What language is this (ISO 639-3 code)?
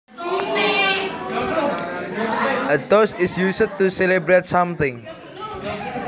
jav